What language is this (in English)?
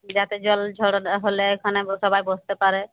Bangla